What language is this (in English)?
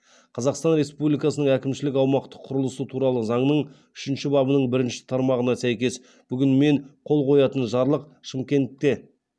Kazakh